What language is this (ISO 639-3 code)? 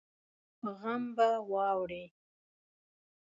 pus